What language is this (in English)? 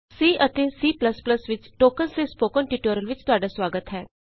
Punjabi